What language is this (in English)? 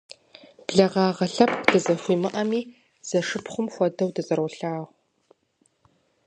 Kabardian